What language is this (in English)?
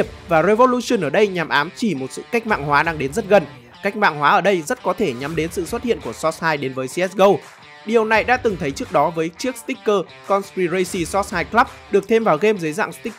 Vietnamese